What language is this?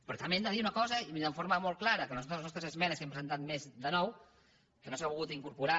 Catalan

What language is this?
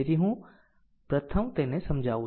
Gujarati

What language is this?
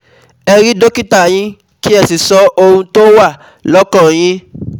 Yoruba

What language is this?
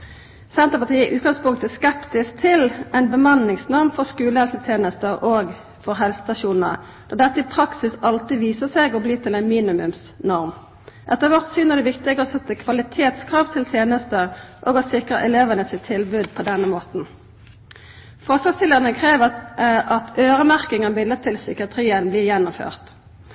Norwegian Nynorsk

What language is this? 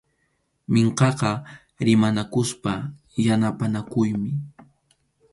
Arequipa-La Unión Quechua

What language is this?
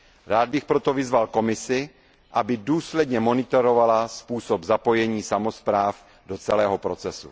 Czech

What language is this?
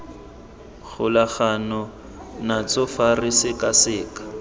Tswana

